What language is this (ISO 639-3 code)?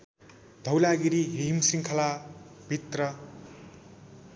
nep